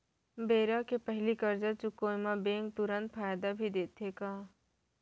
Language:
Chhattisgarhi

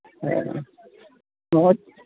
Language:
Santali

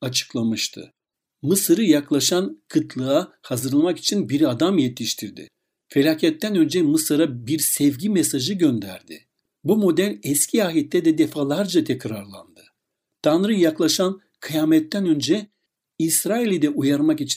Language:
Turkish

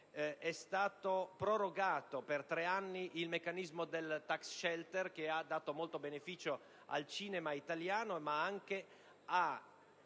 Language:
Italian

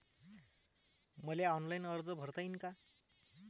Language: Marathi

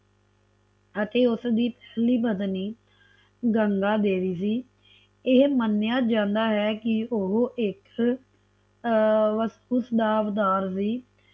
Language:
Punjabi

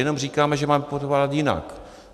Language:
Czech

